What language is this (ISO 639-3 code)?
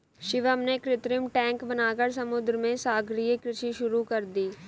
hin